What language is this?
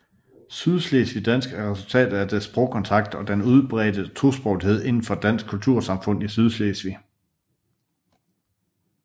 Danish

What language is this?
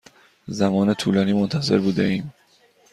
Persian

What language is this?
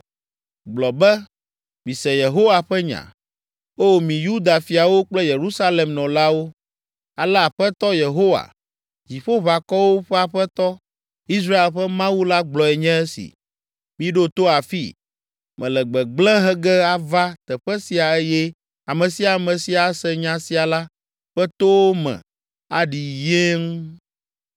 Ewe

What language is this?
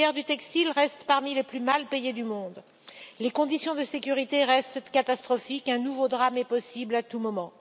French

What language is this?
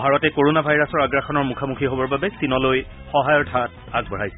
Assamese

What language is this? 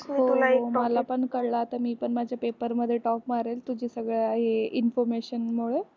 Marathi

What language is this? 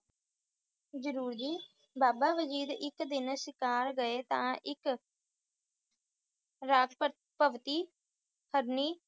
Punjabi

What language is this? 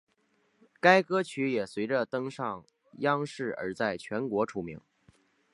Chinese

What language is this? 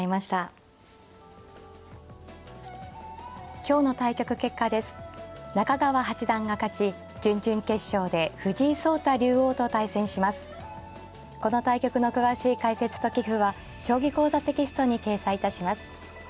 Japanese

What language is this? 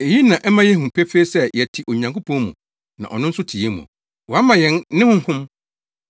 Akan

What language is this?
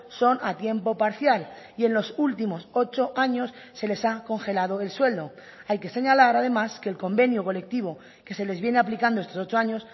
Spanish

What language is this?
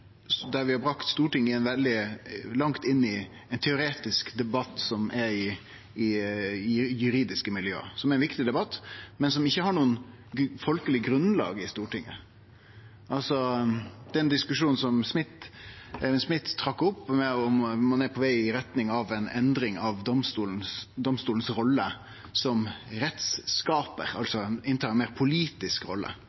Norwegian Nynorsk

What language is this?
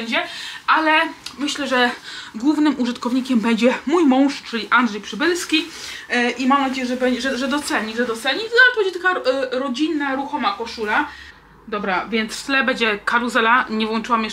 Polish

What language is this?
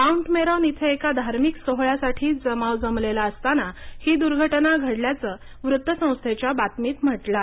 Marathi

